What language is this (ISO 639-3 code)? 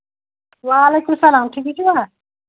kas